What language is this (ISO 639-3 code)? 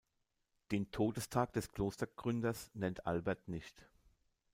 deu